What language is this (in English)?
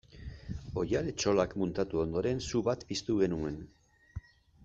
Basque